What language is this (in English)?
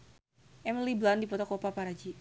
Sundanese